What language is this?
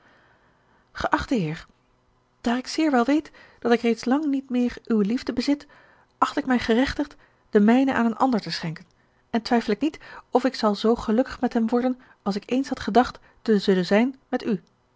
Dutch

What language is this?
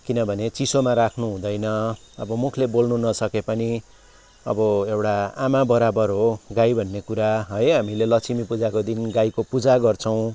Nepali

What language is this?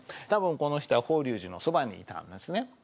Japanese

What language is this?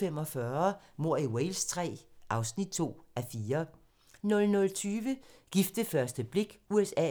Danish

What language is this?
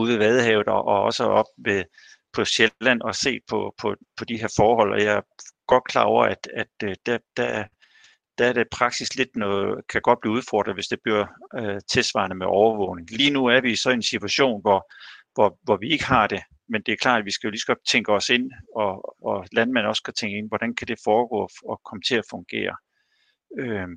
Danish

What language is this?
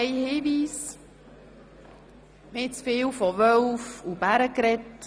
Swiss German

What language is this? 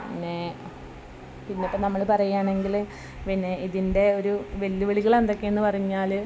Malayalam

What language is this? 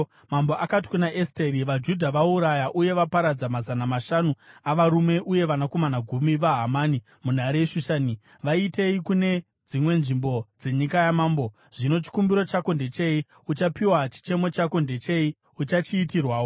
Shona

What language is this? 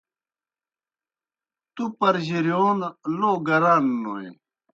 Kohistani Shina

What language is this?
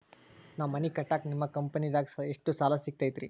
Kannada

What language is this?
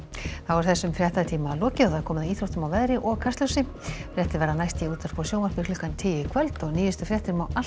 Icelandic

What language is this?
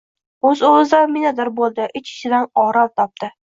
Uzbek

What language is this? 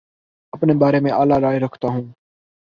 Urdu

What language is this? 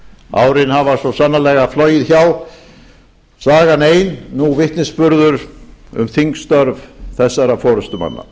Icelandic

